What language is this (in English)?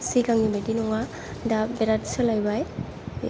Bodo